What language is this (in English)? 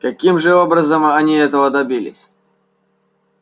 Russian